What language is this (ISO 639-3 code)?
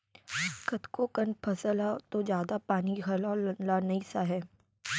hne